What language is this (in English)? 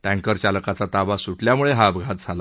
Marathi